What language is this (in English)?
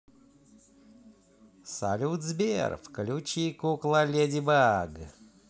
Russian